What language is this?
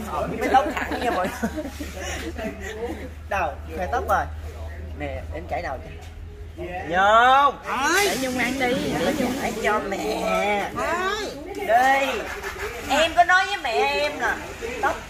Vietnamese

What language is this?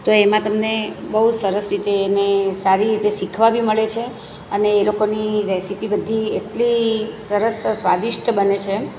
Gujarati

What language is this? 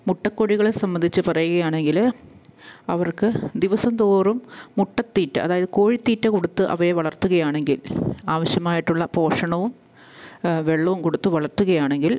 Malayalam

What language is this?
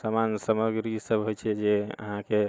Maithili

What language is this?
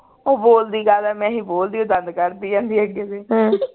Punjabi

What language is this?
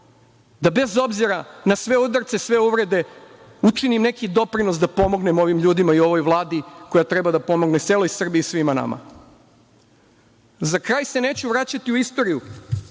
Serbian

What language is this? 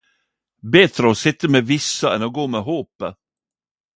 Norwegian Nynorsk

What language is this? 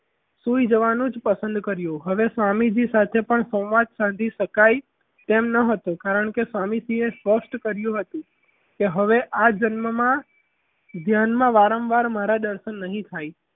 Gujarati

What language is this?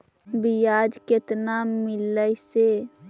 Magahi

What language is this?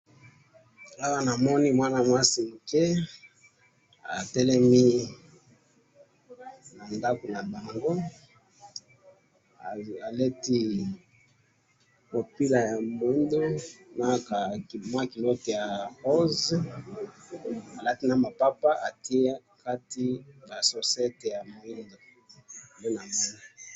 Lingala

